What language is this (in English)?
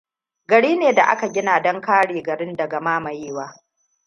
Hausa